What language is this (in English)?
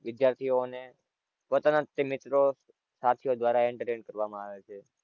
Gujarati